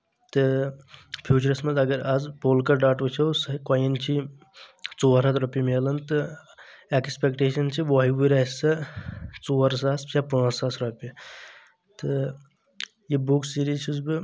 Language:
Kashmiri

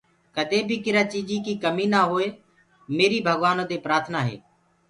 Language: Gurgula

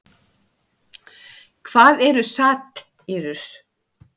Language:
Icelandic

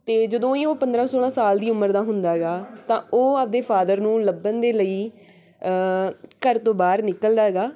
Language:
Punjabi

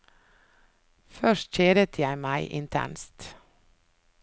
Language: Norwegian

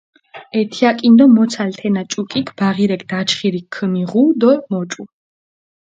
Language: Mingrelian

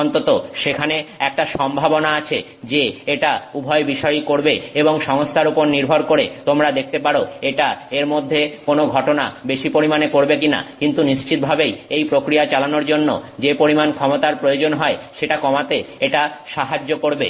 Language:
Bangla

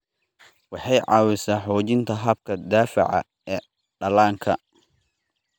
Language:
Somali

